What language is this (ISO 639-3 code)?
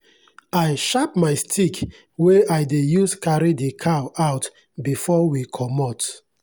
pcm